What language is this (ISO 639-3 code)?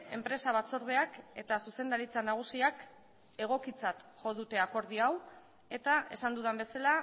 eus